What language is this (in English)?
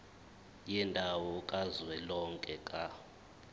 Zulu